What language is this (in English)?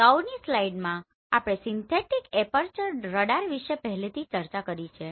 Gujarati